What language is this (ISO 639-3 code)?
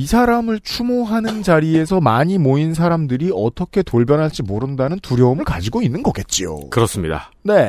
kor